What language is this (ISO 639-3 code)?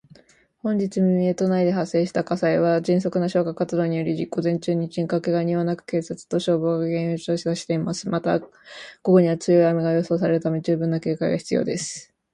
jpn